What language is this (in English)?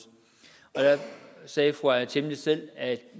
Danish